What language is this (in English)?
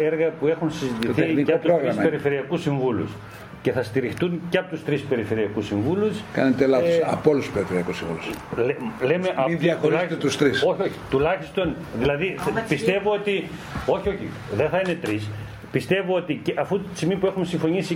Greek